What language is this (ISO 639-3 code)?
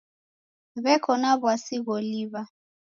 dav